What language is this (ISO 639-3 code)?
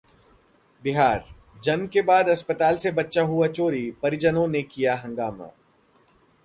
hin